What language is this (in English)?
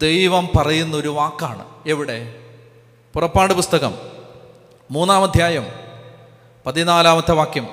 Malayalam